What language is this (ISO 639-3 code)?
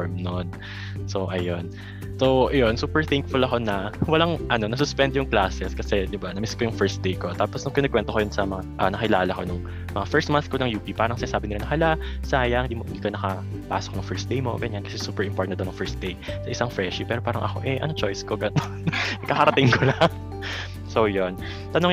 fil